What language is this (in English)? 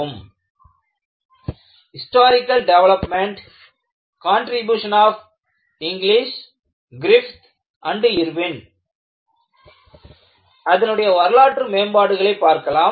Tamil